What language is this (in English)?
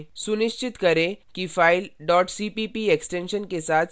Hindi